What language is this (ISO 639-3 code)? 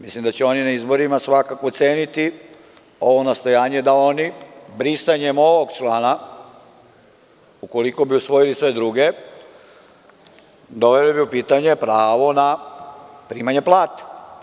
srp